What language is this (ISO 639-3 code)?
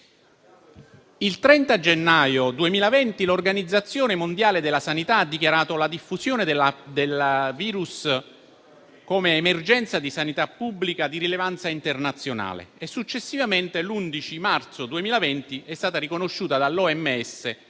ita